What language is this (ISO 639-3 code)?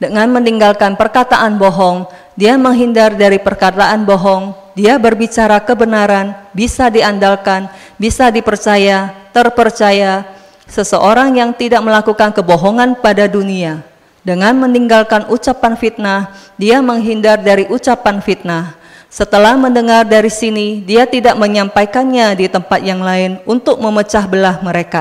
ind